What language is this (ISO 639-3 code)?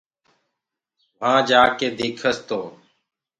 ggg